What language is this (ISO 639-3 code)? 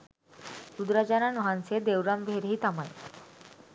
sin